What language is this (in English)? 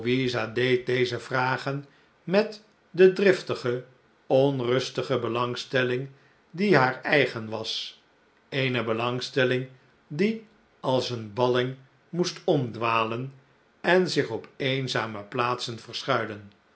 Dutch